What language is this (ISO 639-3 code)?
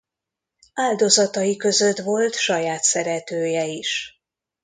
hun